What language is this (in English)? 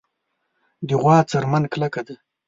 Pashto